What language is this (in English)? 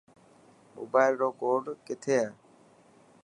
Dhatki